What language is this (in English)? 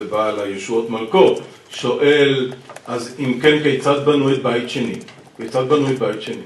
Hebrew